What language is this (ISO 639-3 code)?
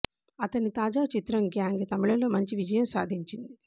tel